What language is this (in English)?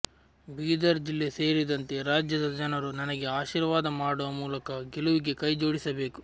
Kannada